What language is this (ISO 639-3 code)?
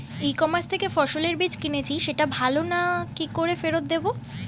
ben